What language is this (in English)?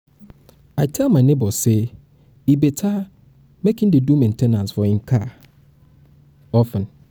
Nigerian Pidgin